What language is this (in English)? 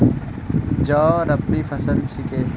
Magahi